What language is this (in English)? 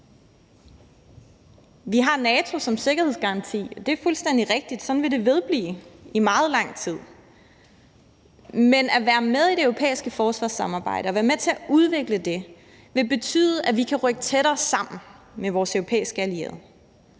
Danish